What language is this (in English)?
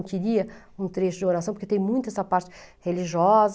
Portuguese